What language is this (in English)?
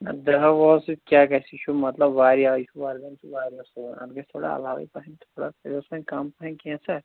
Kashmiri